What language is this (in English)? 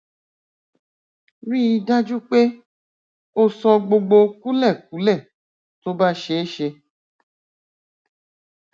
Yoruba